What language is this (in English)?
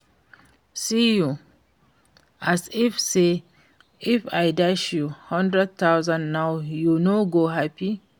Nigerian Pidgin